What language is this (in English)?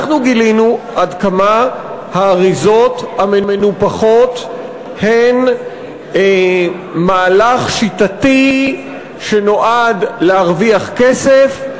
Hebrew